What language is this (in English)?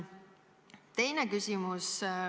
Estonian